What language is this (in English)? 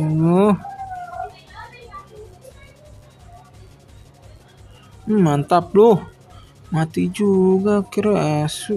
Indonesian